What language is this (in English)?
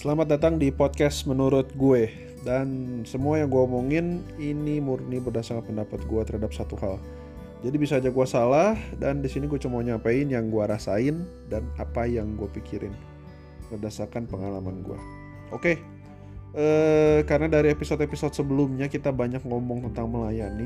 Indonesian